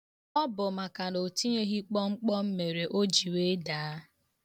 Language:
Igbo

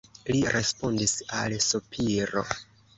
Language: Esperanto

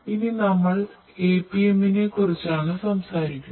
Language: Malayalam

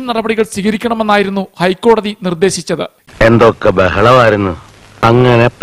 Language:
Malayalam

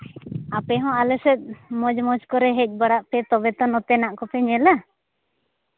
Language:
Santali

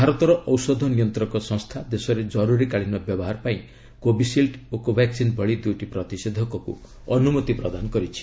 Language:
Odia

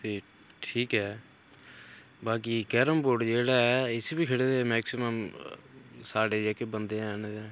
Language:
Dogri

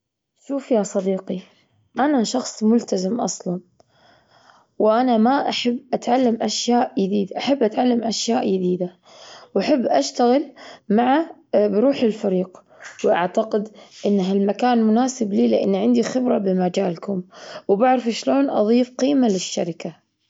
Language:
Gulf Arabic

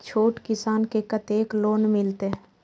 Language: Maithili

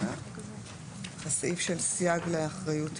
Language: Hebrew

